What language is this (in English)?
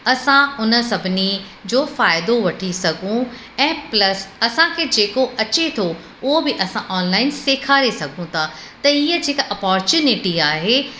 Sindhi